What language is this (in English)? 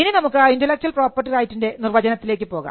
Malayalam